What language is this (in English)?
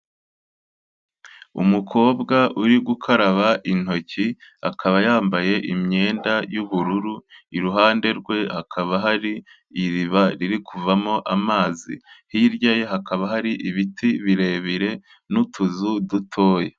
Kinyarwanda